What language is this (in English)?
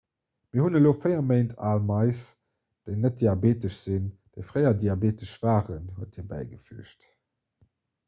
Luxembourgish